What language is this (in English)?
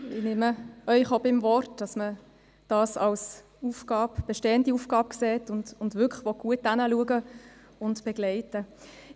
Swiss German